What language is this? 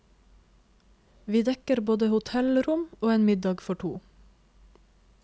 Norwegian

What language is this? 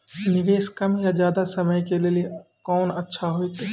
Maithili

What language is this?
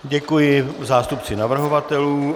Czech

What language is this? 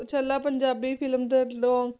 Punjabi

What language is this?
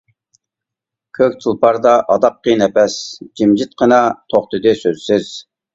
Uyghur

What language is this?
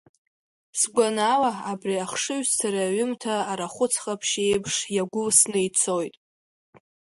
Abkhazian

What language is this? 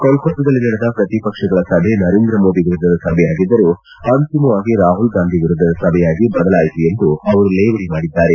Kannada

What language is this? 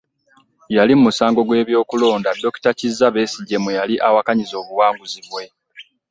Ganda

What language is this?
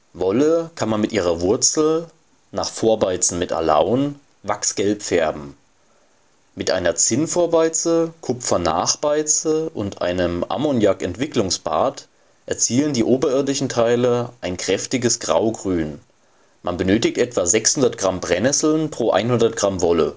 German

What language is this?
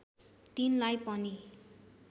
Nepali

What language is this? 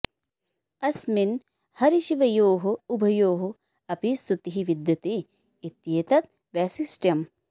Sanskrit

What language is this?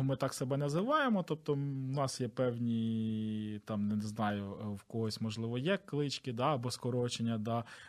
Ukrainian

